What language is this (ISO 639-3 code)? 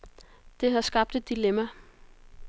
dan